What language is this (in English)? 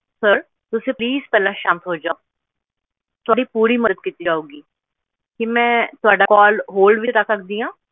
Punjabi